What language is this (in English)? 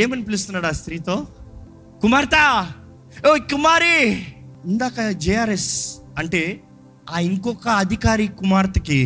Telugu